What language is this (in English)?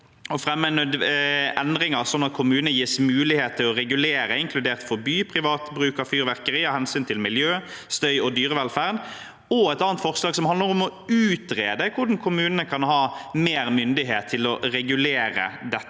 Norwegian